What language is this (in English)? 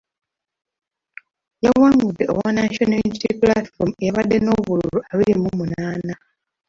Ganda